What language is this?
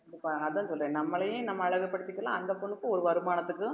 Tamil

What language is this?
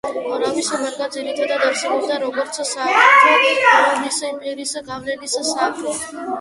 Georgian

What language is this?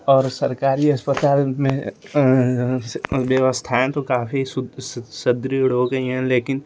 Hindi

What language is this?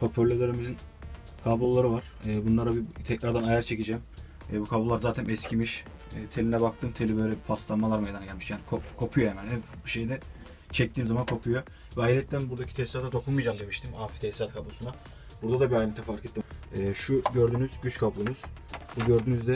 Turkish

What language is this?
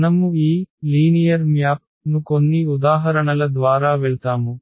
Telugu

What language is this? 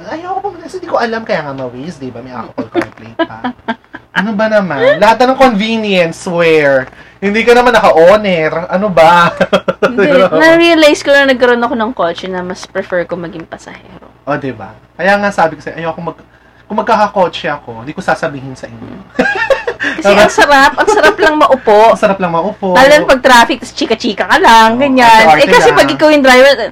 Filipino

